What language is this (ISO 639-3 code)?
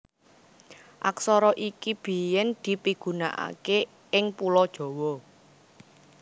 jav